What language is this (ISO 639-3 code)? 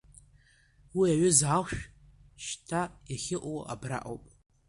abk